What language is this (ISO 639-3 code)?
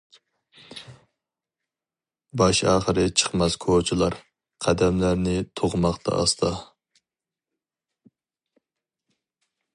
uig